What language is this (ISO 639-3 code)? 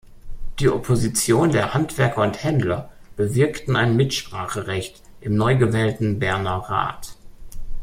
deu